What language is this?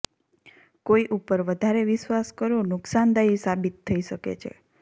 Gujarati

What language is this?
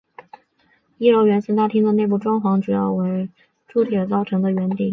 Chinese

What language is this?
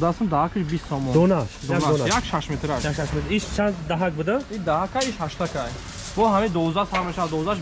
Turkish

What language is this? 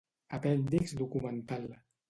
Catalan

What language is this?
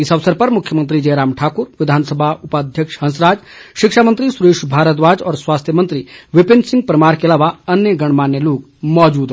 Hindi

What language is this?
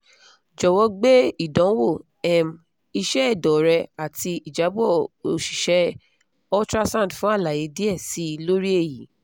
Yoruba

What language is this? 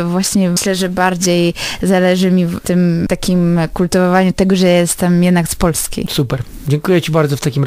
Polish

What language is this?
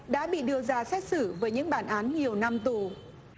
Vietnamese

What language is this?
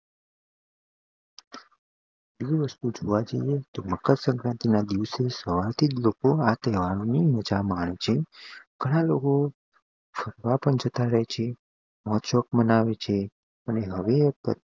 Gujarati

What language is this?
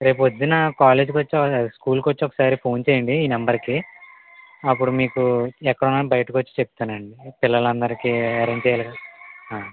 Telugu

